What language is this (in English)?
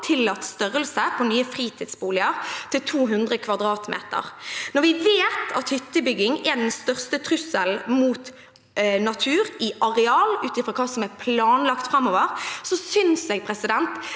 Norwegian